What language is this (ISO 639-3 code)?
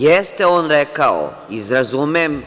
srp